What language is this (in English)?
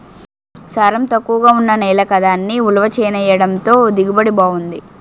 Telugu